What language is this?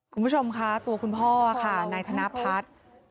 Thai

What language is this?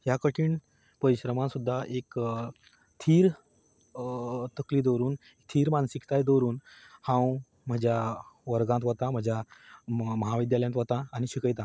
Konkani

